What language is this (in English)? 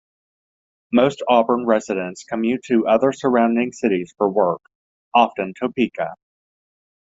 English